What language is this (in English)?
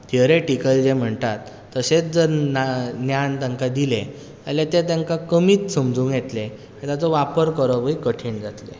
Konkani